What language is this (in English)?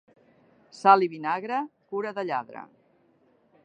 Catalan